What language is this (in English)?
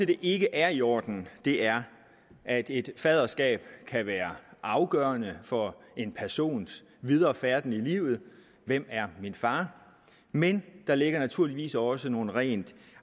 Danish